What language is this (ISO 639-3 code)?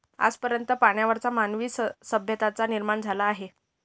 mar